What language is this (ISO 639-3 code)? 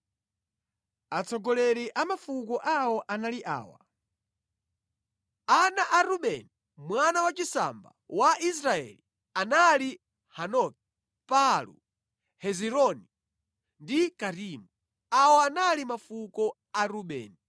nya